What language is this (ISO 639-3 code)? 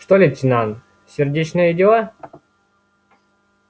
rus